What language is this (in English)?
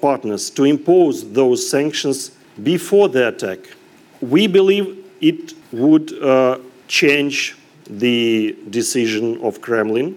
Bulgarian